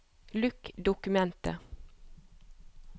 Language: Norwegian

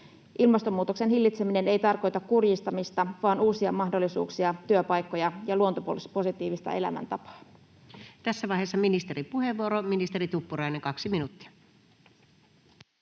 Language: Finnish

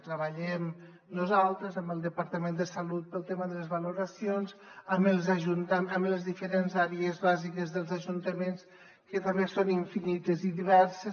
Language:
Catalan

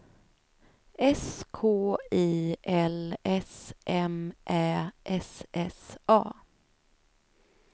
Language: Swedish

